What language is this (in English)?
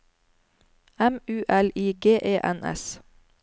Norwegian